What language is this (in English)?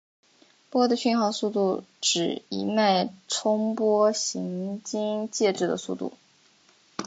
Chinese